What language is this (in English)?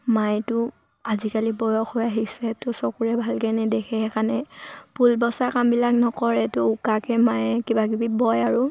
Assamese